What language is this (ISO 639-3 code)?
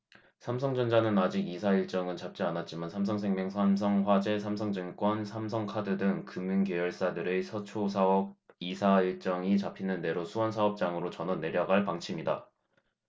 kor